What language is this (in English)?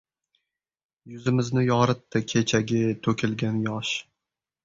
Uzbek